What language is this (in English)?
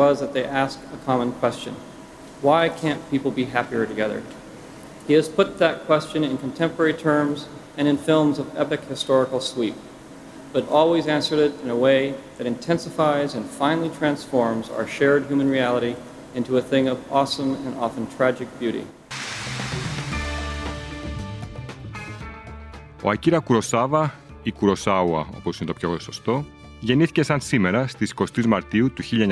Greek